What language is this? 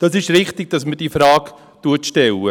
Swiss German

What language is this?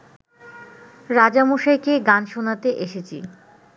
Bangla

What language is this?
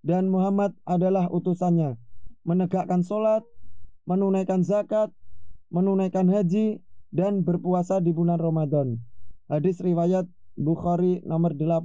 Indonesian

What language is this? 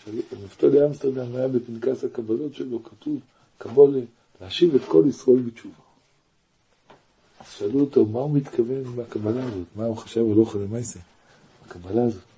Hebrew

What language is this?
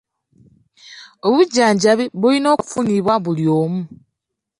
Ganda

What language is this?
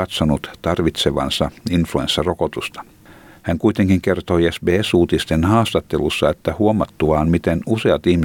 Finnish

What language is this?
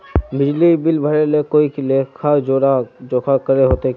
Magahi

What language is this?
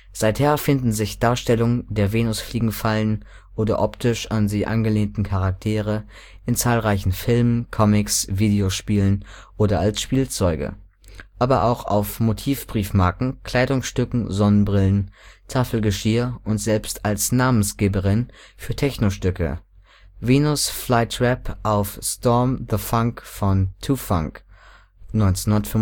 German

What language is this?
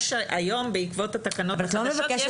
Hebrew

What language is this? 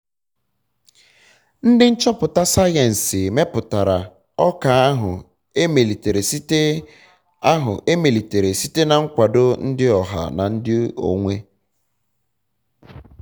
Igbo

